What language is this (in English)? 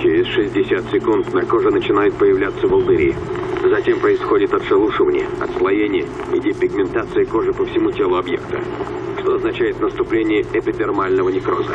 Russian